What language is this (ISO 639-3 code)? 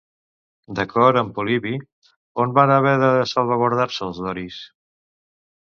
cat